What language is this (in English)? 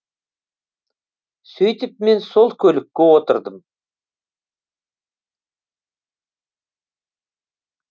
Kazakh